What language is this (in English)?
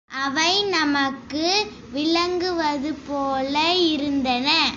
Tamil